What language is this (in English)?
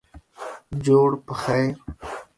Pashto